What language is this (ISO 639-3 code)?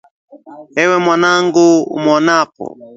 swa